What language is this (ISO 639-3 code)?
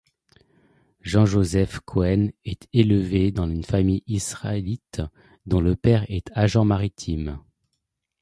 fra